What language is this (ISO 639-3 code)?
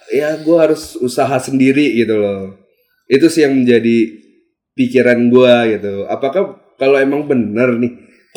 ind